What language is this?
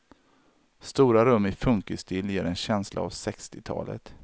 Swedish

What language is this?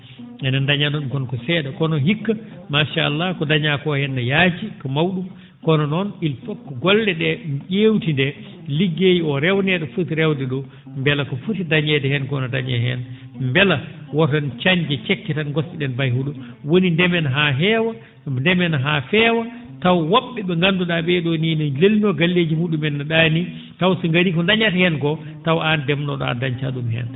Fula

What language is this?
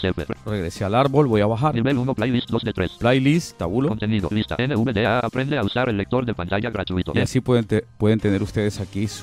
Spanish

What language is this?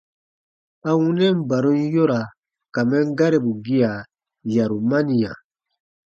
Baatonum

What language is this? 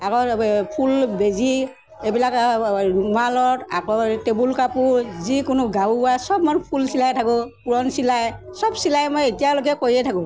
Assamese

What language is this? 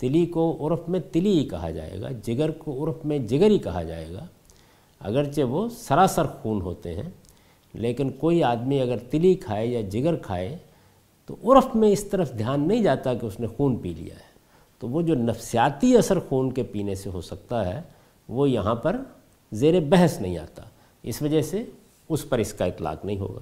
Urdu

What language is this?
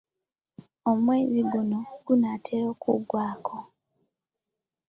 Ganda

